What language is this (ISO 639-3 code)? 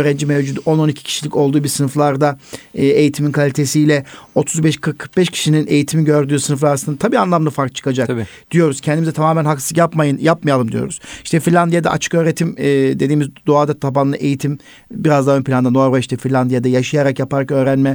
tur